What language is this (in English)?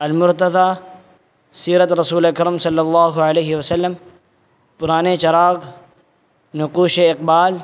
Urdu